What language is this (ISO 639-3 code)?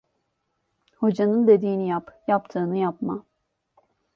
tur